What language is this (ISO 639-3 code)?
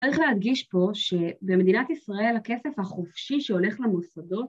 heb